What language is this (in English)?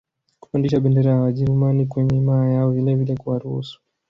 Swahili